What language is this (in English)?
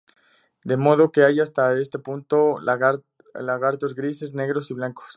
Spanish